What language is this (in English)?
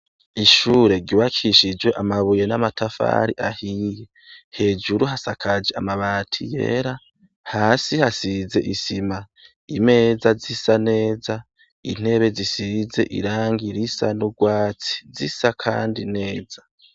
Rundi